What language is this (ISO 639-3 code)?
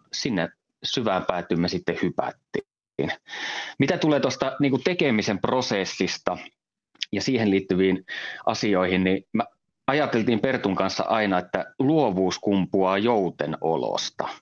fin